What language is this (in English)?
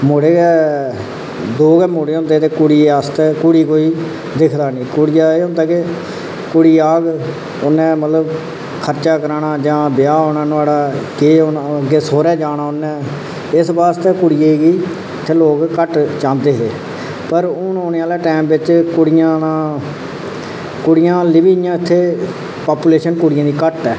Dogri